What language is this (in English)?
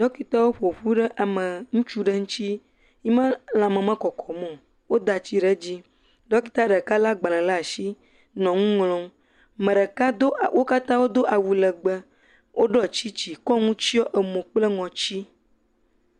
Ewe